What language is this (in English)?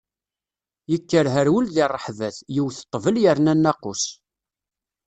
Kabyle